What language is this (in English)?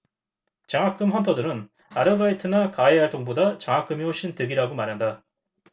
Korean